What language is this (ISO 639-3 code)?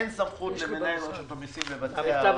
heb